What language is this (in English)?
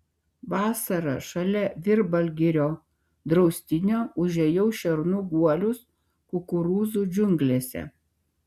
Lithuanian